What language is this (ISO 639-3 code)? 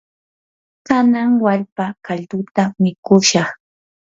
qur